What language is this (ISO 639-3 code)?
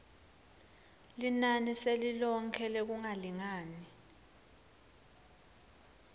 ssw